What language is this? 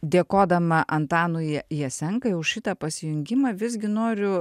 Lithuanian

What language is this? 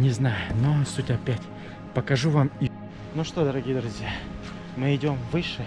Russian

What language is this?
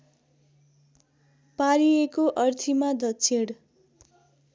Nepali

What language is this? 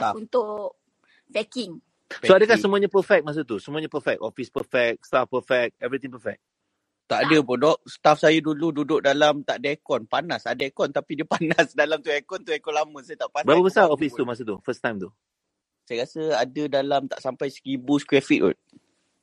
Malay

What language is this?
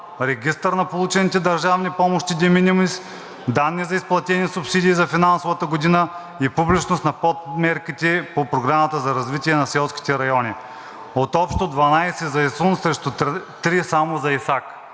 Bulgarian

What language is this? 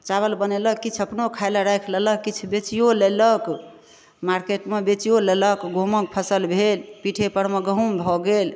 Maithili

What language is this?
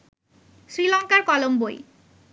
Bangla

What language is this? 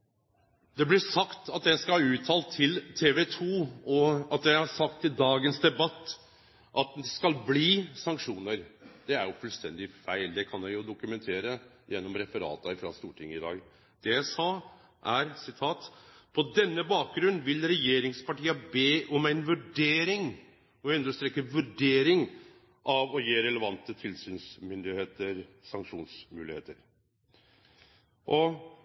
Norwegian Nynorsk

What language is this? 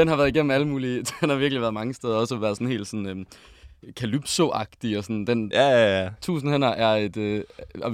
Danish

